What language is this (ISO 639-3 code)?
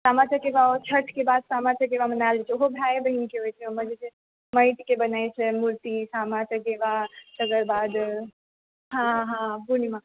mai